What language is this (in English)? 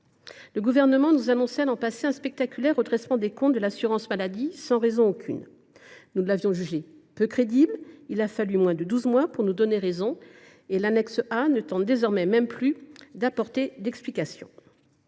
French